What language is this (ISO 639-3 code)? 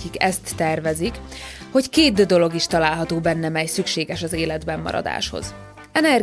hun